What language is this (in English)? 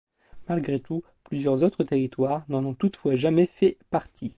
French